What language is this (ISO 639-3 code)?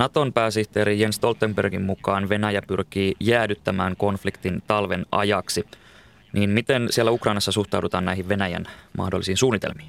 fin